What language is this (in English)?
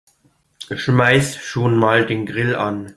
German